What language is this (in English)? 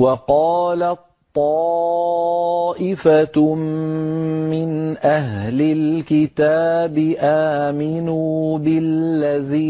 Arabic